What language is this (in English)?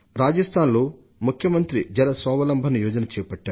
Telugu